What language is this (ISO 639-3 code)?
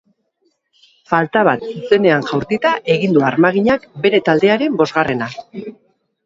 eus